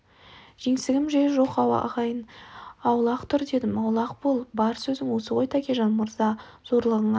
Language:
Kazakh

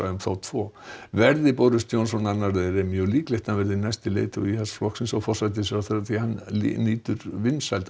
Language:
Icelandic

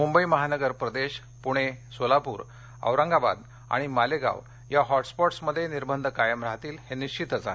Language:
Marathi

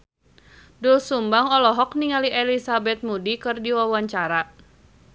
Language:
Sundanese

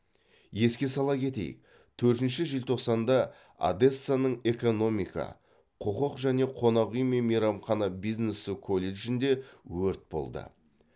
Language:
Kazakh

